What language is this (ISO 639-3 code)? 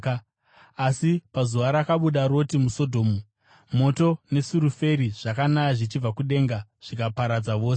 sna